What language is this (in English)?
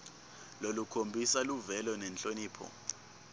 Swati